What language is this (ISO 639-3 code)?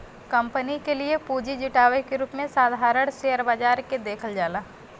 bho